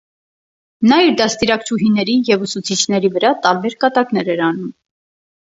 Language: Armenian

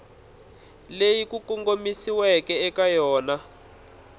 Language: Tsonga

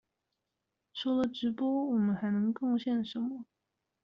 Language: Chinese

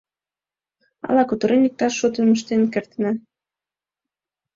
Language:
Mari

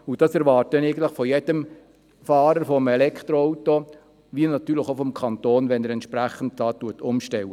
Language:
Swiss German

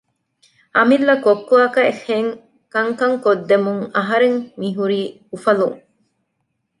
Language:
Divehi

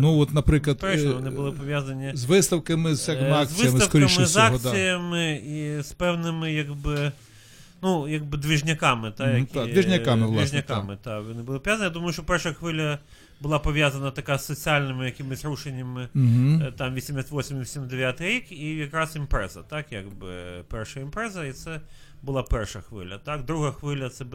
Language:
Ukrainian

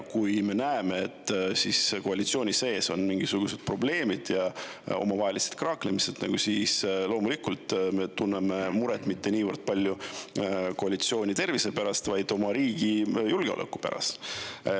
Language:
Estonian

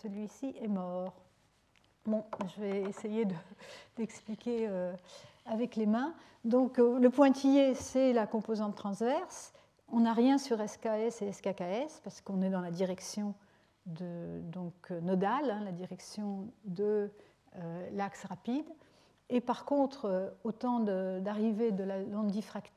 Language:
French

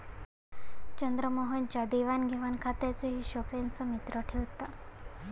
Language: Marathi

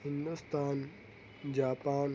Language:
Urdu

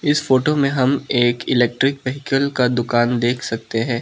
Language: Hindi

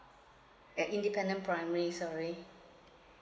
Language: English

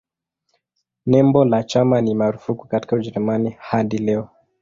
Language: Swahili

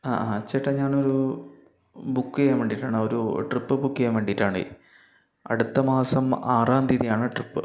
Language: Malayalam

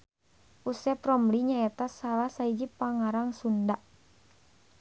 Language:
Sundanese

